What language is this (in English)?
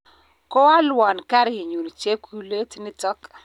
Kalenjin